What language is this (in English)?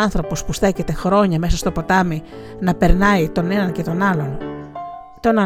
Greek